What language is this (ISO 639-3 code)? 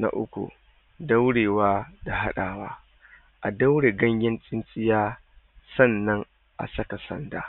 hau